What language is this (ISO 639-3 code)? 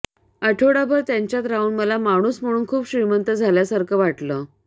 mar